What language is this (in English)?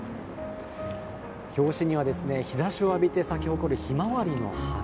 Japanese